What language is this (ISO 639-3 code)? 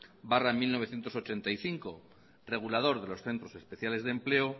spa